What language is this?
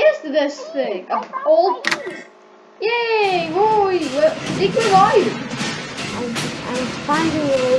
English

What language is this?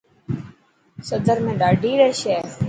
Dhatki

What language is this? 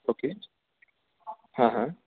Marathi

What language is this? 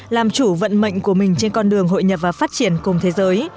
Vietnamese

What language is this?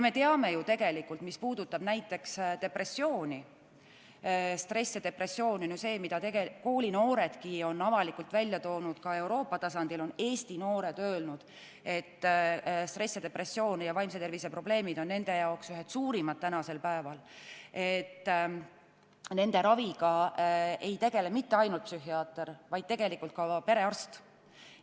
Estonian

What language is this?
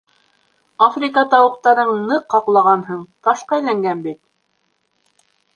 Bashkir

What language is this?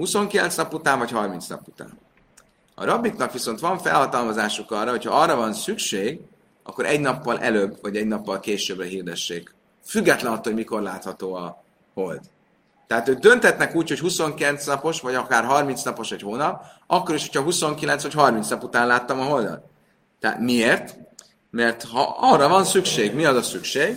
Hungarian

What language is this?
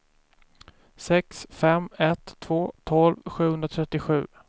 Swedish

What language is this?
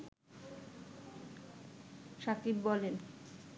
Bangla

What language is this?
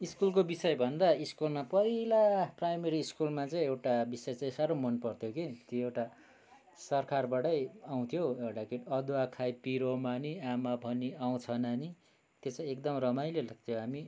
Nepali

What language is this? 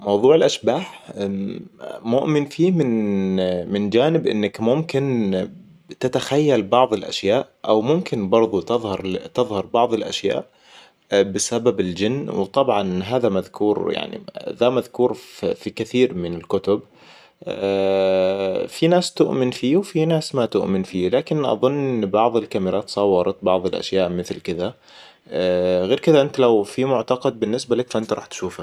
Hijazi Arabic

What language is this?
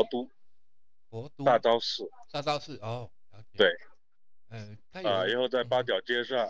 Chinese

